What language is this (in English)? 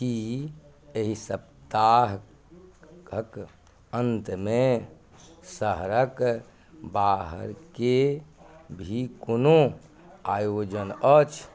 Maithili